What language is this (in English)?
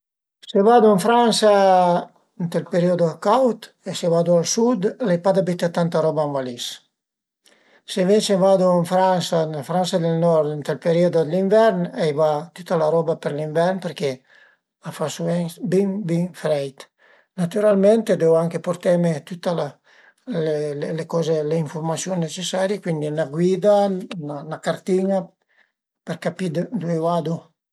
Piedmontese